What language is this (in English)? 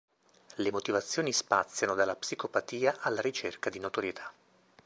Italian